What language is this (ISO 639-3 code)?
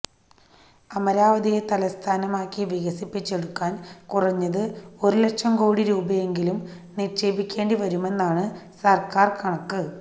mal